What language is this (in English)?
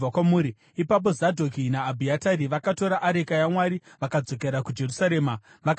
Shona